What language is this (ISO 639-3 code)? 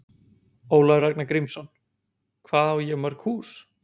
isl